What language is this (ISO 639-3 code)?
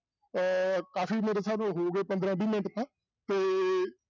pan